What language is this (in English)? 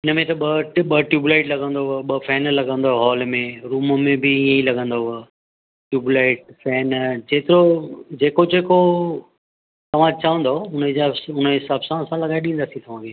Sindhi